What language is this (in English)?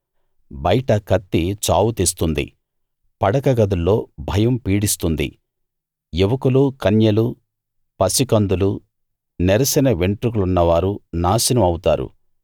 Telugu